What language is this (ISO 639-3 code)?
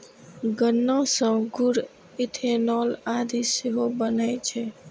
mai